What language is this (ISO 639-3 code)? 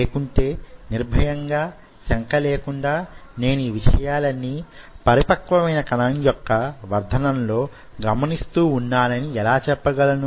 tel